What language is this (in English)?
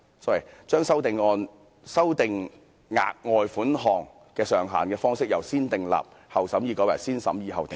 Cantonese